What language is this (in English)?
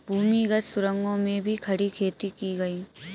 Hindi